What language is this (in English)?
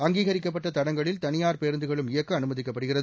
Tamil